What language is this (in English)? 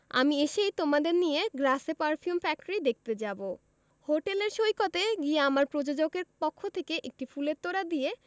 Bangla